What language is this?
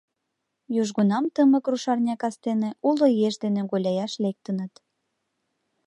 Mari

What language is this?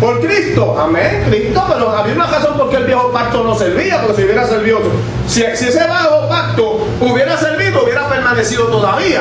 Spanish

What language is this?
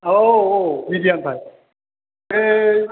Bodo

